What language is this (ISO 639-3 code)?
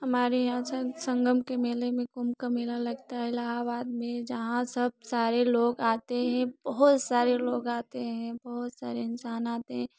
hin